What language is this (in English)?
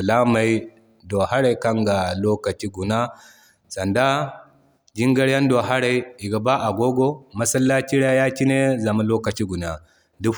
Zarma